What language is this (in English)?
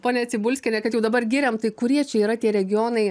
Lithuanian